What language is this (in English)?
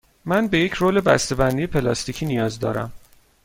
Persian